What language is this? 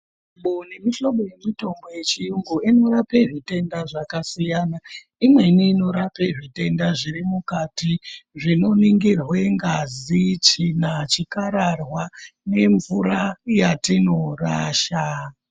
Ndau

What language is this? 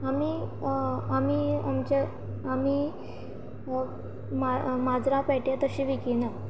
Konkani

